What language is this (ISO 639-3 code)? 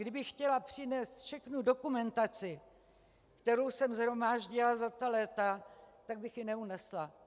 ces